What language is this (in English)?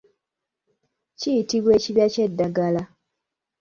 Ganda